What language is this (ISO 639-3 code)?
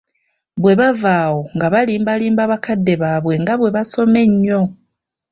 lug